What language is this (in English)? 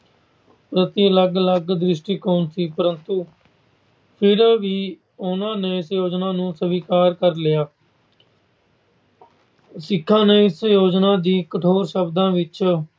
Punjabi